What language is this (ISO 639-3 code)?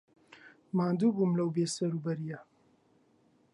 ckb